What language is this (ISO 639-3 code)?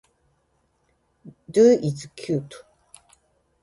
jpn